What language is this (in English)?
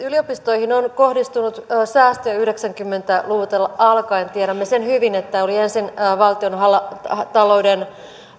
Finnish